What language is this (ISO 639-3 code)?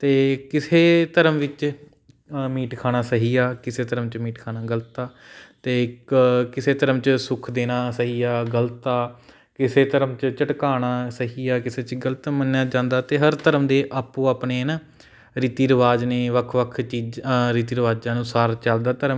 pan